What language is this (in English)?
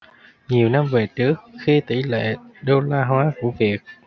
Vietnamese